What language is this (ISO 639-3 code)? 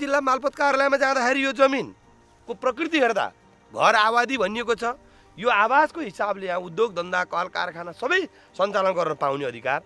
ind